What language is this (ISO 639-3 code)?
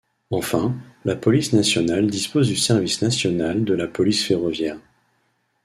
fra